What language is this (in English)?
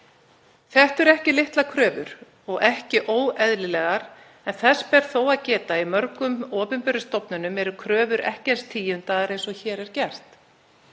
Icelandic